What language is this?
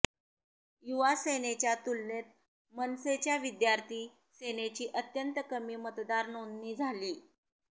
Marathi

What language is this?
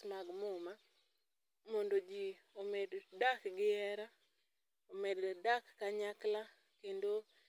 Luo (Kenya and Tanzania)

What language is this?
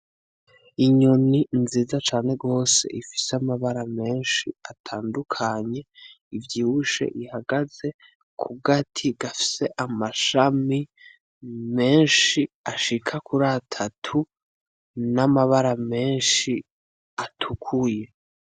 Rundi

